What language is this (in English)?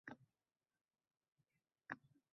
Uzbek